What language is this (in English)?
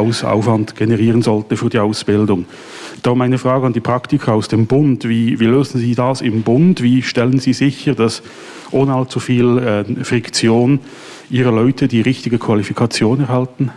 German